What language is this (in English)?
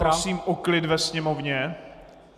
Czech